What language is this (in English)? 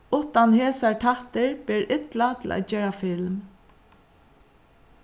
Faroese